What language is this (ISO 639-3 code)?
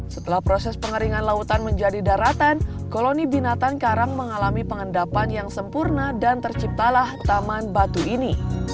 ind